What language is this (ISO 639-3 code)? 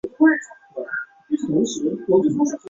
zho